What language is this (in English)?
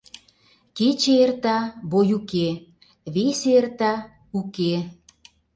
Mari